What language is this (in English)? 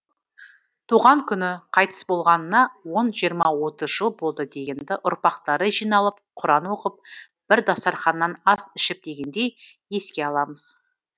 Kazakh